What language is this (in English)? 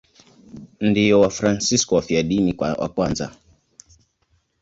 Swahili